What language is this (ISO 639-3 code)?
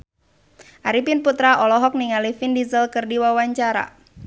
sun